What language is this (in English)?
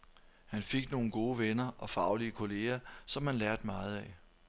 Danish